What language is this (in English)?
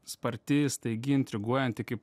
Lithuanian